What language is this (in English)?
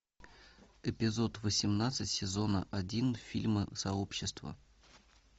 Russian